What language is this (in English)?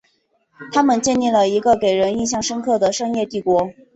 Chinese